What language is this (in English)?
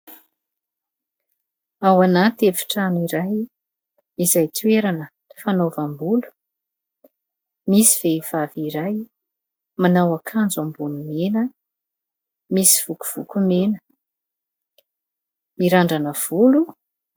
Malagasy